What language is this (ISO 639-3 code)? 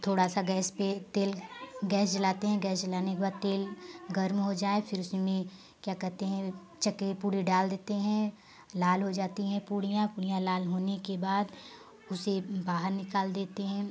hin